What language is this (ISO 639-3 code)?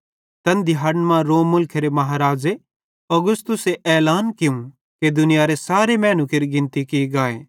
bhd